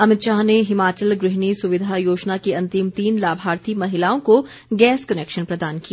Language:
Hindi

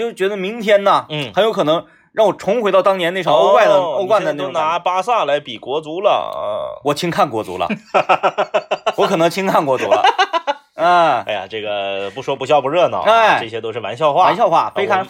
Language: Chinese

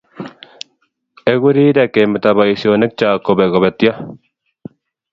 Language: Kalenjin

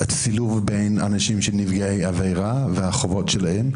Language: Hebrew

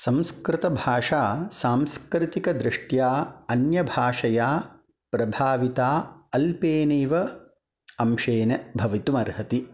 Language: Sanskrit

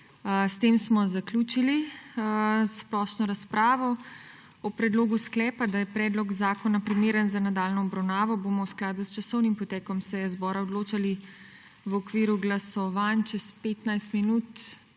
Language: Slovenian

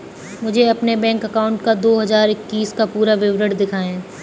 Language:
Hindi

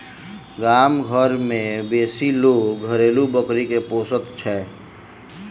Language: Maithili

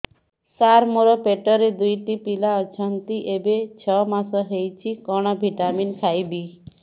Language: Odia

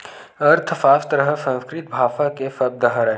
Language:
Chhattisgarhi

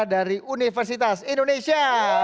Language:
Indonesian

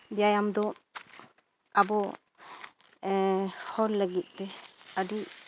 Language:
Santali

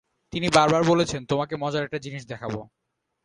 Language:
Bangla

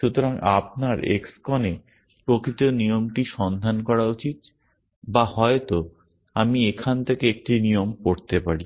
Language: Bangla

